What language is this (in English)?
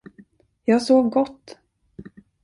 Swedish